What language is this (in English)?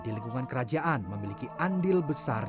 Indonesian